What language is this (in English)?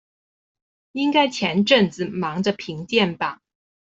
Chinese